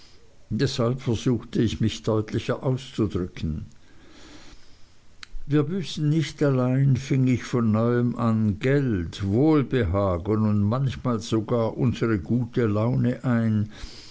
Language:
German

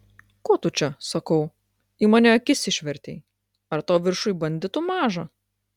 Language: Lithuanian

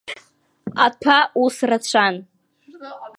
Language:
Abkhazian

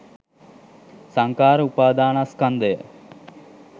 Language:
Sinhala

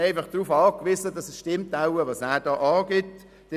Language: Swiss German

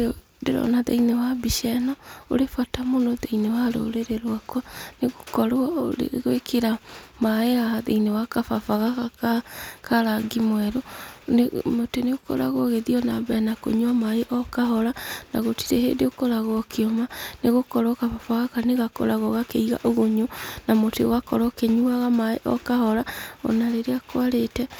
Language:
Kikuyu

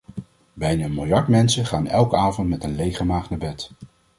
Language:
Dutch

